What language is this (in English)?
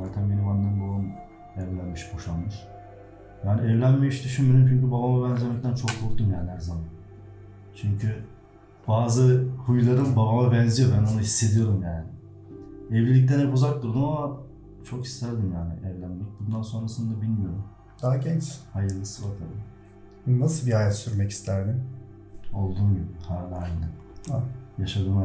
Turkish